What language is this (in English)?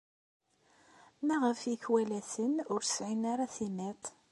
Kabyle